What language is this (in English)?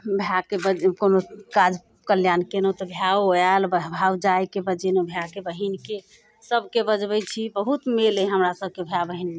Maithili